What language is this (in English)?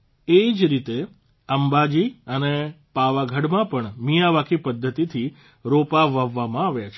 Gujarati